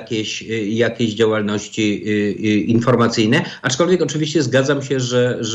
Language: Polish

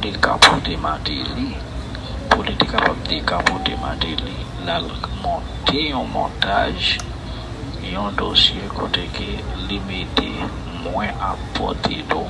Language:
French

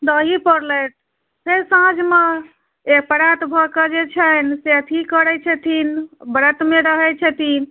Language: Maithili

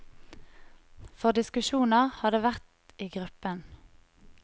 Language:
Norwegian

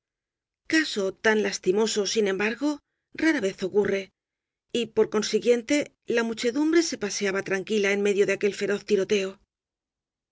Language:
Spanish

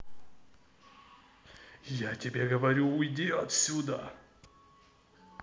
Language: Russian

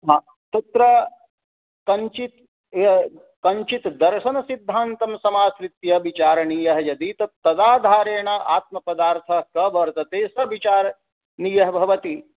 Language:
Sanskrit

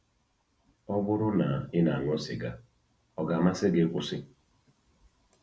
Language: Igbo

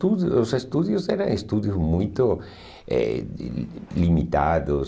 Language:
Portuguese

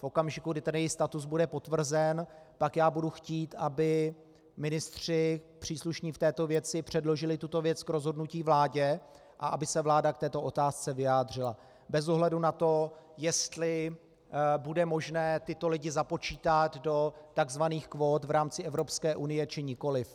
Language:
Czech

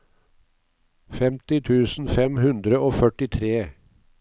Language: Norwegian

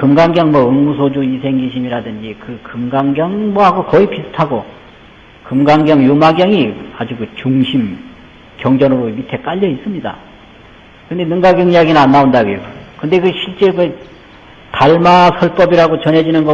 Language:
Korean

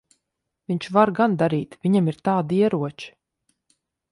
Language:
Latvian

